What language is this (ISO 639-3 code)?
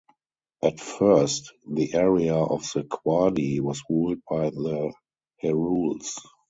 eng